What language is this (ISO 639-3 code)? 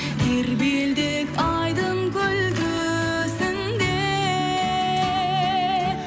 kaz